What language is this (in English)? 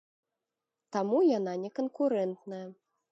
Belarusian